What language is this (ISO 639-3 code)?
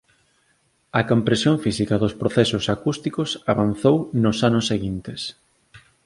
glg